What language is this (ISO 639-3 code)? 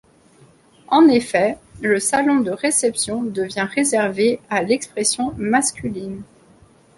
fra